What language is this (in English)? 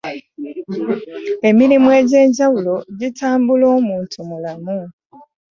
Ganda